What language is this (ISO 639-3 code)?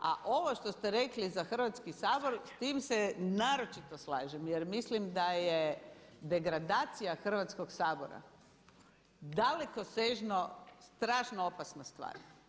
hrv